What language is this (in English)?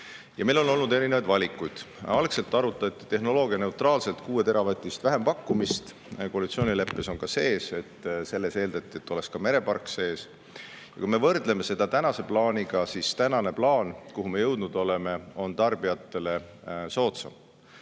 Estonian